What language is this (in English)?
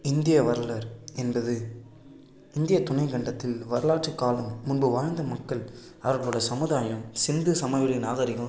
Tamil